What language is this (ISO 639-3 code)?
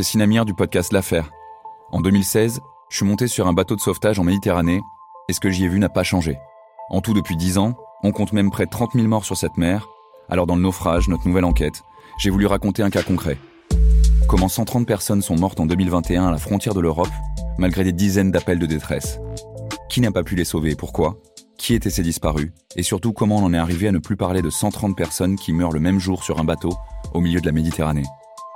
fra